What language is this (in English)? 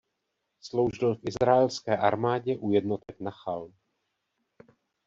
Czech